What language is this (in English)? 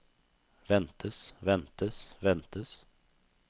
Norwegian